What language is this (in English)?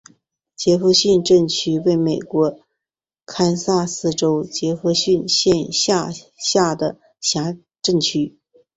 Chinese